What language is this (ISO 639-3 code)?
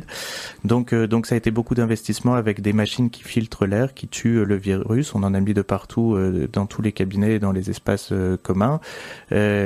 fra